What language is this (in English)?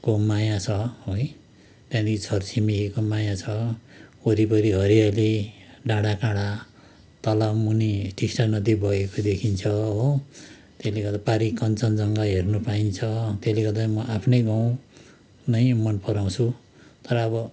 Nepali